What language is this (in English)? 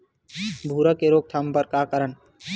Chhattisgarhi